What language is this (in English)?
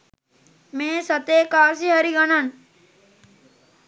Sinhala